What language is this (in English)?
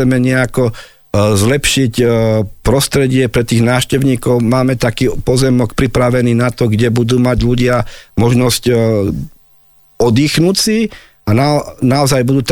Slovak